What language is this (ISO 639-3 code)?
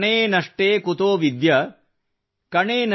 kan